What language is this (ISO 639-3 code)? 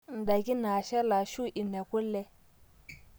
mas